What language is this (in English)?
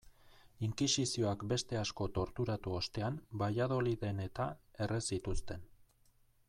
Basque